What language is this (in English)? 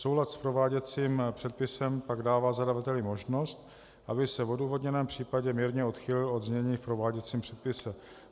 Czech